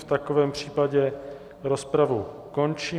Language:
Czech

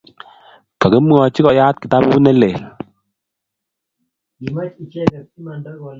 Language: Kalenjin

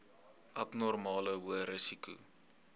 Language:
Afrikaans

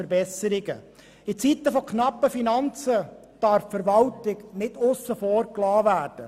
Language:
Swiss German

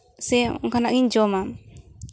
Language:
Santali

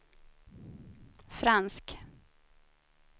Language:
Swedish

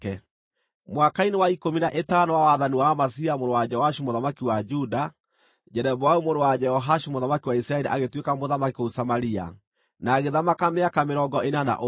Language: Kikuyu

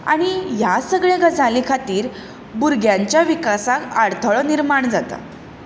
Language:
Konkani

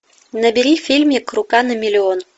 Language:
Russian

